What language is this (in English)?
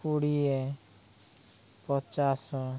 Odia